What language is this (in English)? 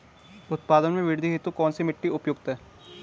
Hindi